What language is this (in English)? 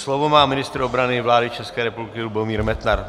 Czech